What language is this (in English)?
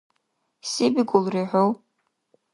Dargwa